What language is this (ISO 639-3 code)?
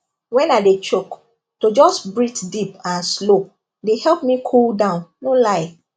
pcm